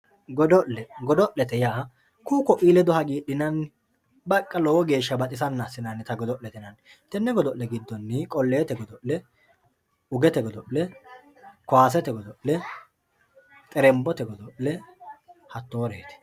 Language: Sidamo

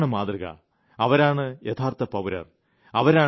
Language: Malayalam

